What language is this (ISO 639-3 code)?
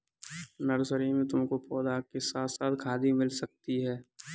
hin